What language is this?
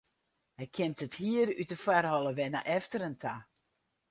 Western Frisian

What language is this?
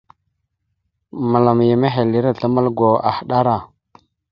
Mada (Cameroon)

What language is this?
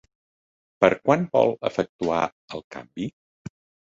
Catalan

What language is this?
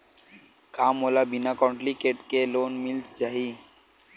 Chhattisgarhi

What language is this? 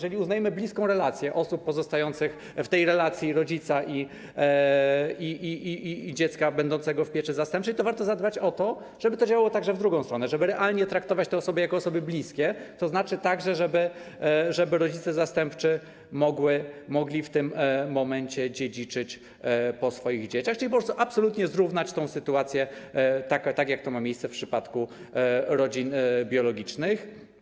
Polish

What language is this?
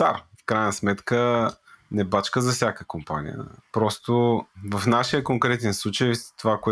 Bulgarian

